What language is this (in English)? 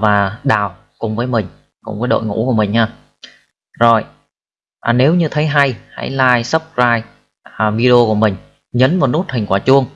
Vietnamese